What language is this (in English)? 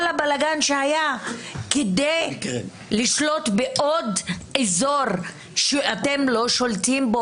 Hebrew